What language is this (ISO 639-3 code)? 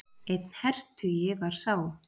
isl